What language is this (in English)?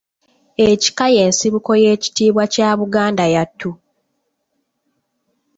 Ganda